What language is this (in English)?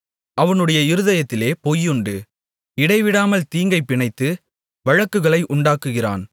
Tamil